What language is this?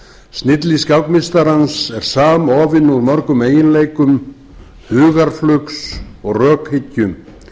Icelandic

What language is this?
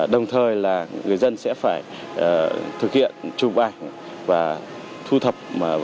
Vietnamese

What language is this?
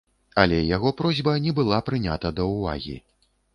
Belarusian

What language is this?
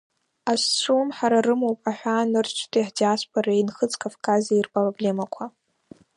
Abkhazian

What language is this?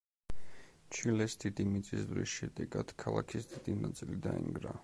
Georgian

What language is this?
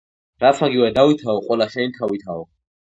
Georgian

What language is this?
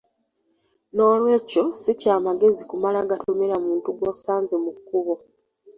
Ganda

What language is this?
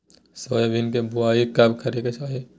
Magahi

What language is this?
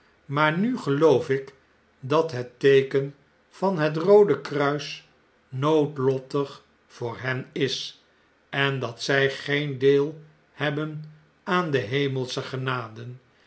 Dutch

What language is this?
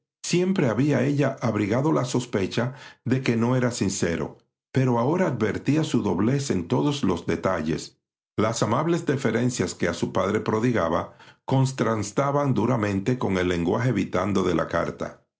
Spanish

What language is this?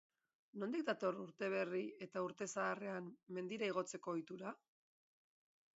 Basque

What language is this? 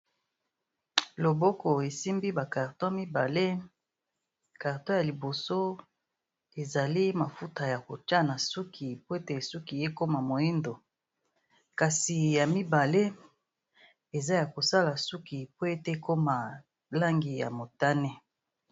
Lingala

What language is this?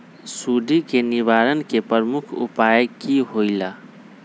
Magahi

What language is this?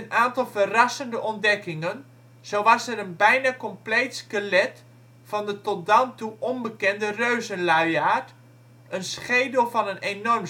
Dutch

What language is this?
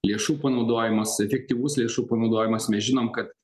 Lithuanian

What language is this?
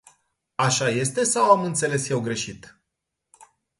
Romanian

